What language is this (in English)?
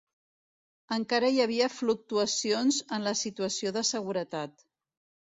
Catalan